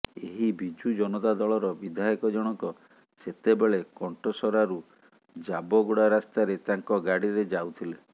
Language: Odia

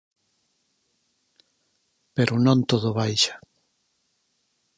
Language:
Galician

